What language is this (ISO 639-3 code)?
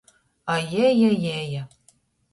ltg